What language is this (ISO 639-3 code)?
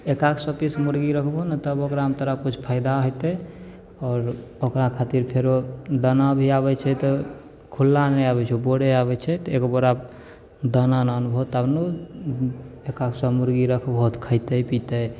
mai